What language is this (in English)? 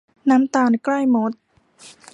Thai